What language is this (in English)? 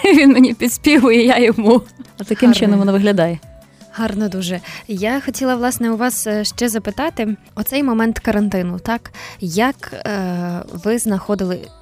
Ukrainian